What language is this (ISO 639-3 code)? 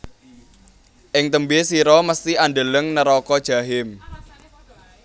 jav